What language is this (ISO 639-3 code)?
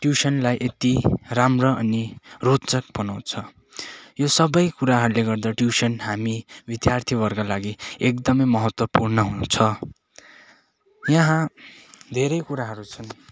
nep